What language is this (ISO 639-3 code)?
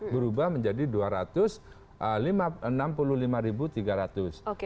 ind